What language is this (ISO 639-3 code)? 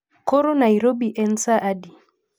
luo